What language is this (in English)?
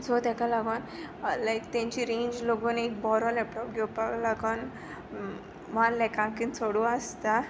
Konkani